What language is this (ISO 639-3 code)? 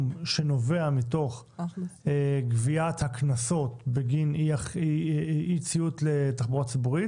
heb